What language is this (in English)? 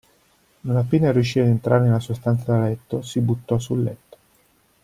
Italian